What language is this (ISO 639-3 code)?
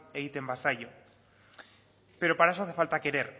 spa